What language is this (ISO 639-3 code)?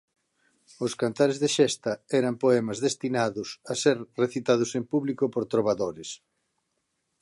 glg